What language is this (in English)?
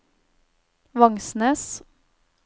Norwegian